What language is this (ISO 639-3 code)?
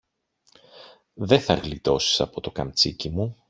ell